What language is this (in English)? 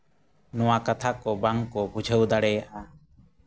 Santali